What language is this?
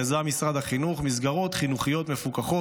Hebrew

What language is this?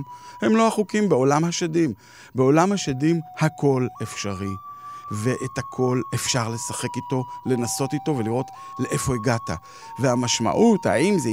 Hebrew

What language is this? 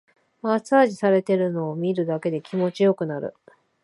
Japanese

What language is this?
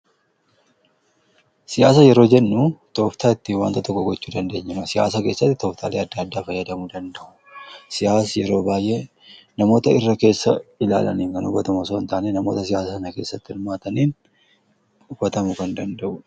Oromo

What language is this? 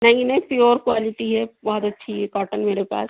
Urdu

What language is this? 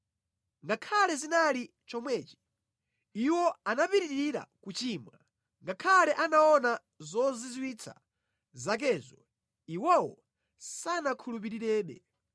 Nyanja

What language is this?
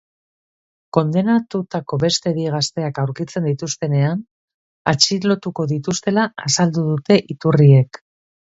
Basque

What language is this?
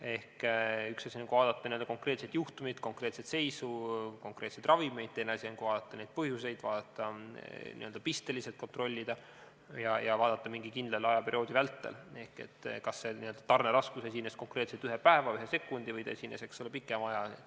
Estonian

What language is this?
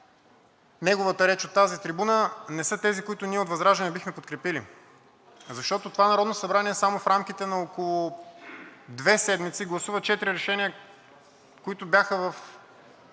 Bulgarian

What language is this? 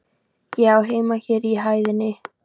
Icelandic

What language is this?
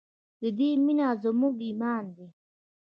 Pashto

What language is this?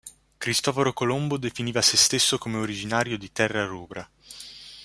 Italian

